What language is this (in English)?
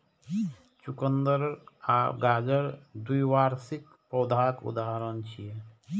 Maithili